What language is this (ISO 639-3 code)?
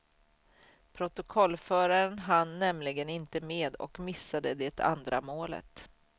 swe